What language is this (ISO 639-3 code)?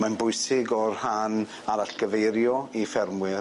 cym